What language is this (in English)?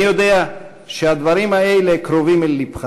Hebrew